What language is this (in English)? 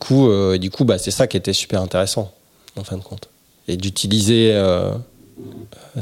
French